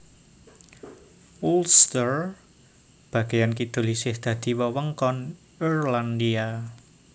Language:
Javanese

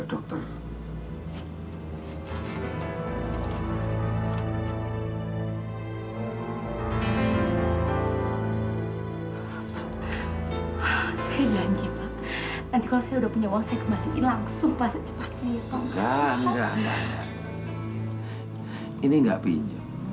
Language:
Indonesian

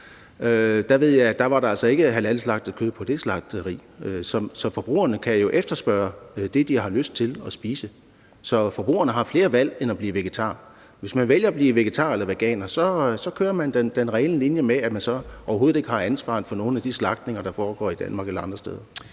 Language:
Danish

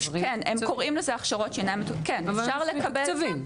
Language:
Hebrew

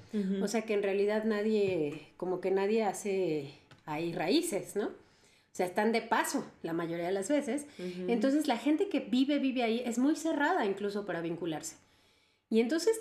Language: Spanish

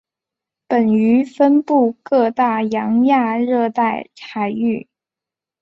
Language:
Chinese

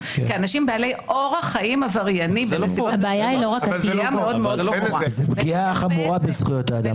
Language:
Hebrew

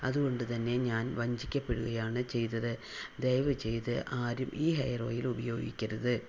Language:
Malayalam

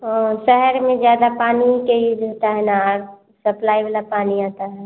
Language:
Hindi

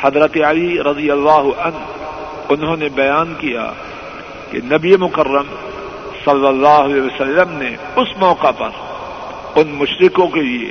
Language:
Urdu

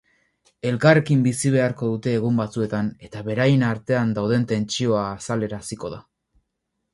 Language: Basque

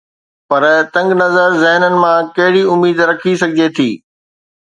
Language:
Sindhi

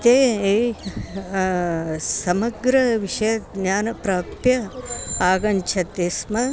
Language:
Sanskrit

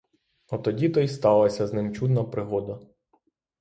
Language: Ukrainian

